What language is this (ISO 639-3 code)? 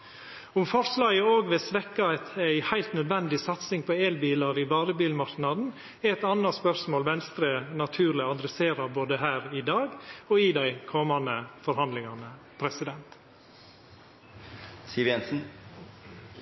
nno